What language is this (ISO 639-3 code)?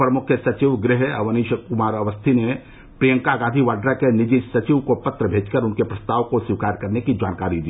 hin